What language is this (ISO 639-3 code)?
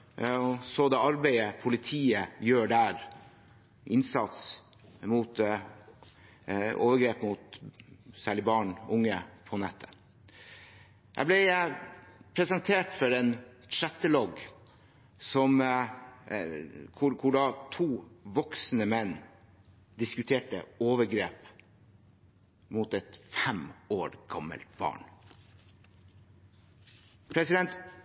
nob